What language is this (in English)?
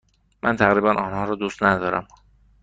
Persian